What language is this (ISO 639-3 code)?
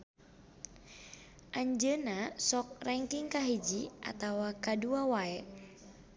sun